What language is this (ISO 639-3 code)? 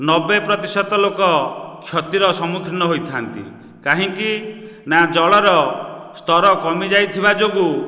ori